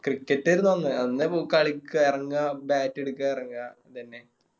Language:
Malayalam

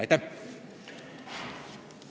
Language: Estonian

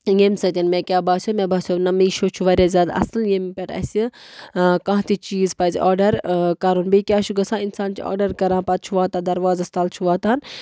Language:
Kashmiri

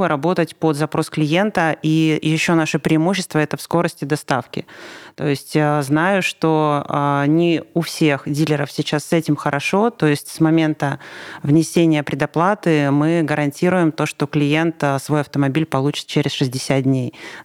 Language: Russian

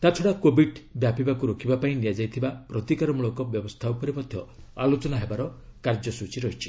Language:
Odia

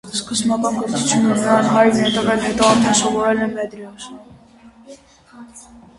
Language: Armenian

